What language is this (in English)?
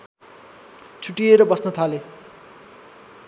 Nepali